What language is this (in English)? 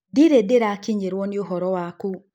Kikuyu